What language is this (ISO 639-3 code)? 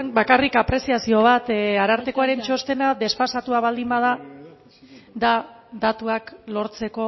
eus